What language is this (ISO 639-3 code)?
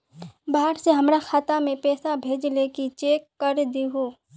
mag